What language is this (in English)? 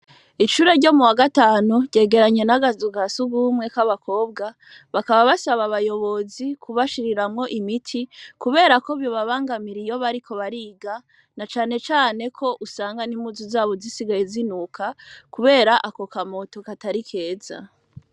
Rundi